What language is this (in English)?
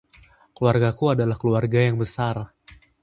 Indonesian